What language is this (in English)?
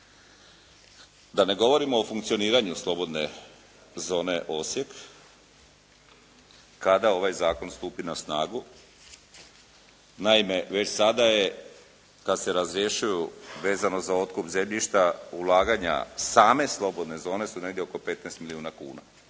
Croatian